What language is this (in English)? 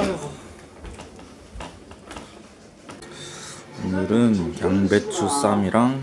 Korean